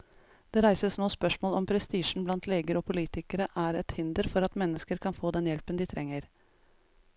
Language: Norwegian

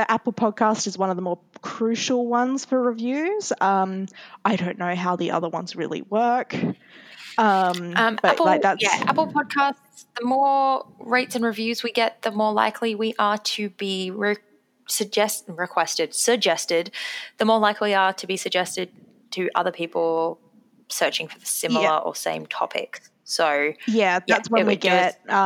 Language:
English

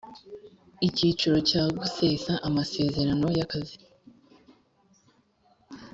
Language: Kinyarwanda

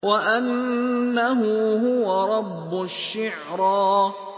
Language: Arabic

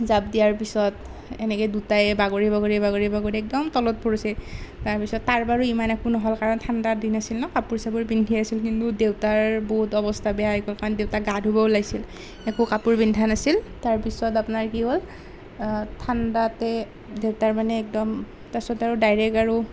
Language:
Assamese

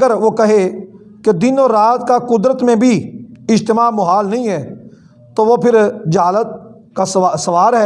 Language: Urdu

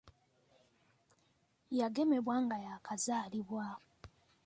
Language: Ganda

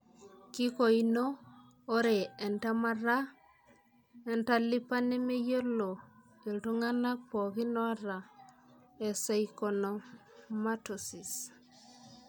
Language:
Masai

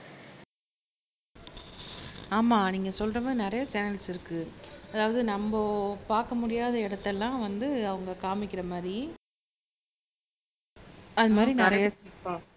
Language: Tamil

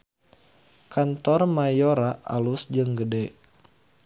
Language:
Sundanese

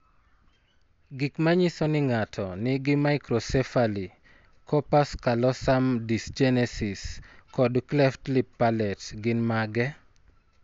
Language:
Luo (Kenya and Tanzania)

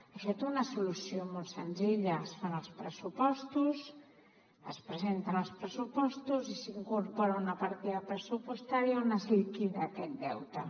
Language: Catalan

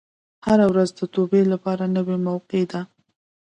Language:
Pashto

